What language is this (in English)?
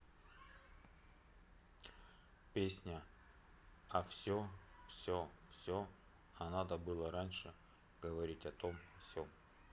Russian